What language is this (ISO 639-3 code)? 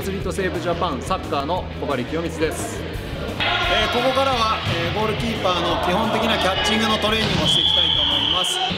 jpn